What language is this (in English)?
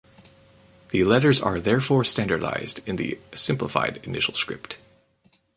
English